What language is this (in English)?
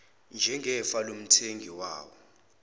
Zulu